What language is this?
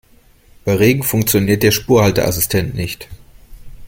German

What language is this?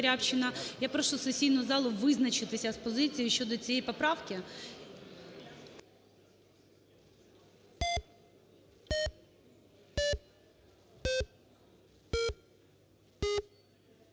Ukrainian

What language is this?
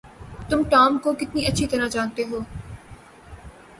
Urdu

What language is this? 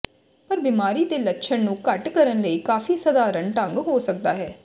Punjabi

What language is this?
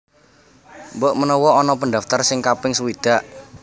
Javanese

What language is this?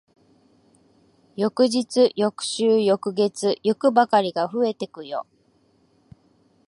Japanese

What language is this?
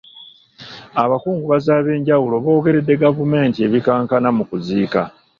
Ganda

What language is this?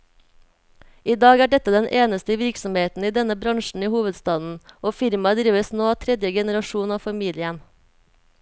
Norwegian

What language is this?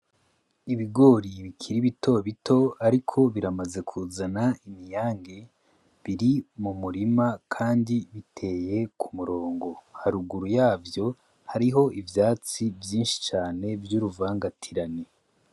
Rundi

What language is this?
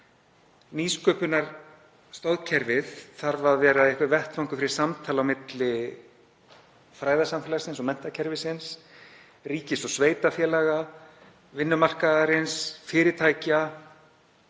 Icelandic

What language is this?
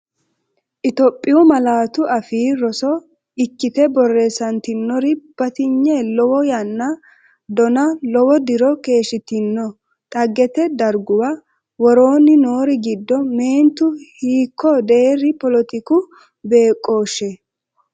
Sidamo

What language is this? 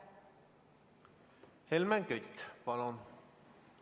Estonian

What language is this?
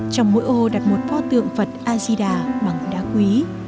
Vietnamese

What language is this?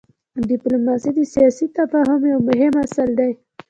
Pashto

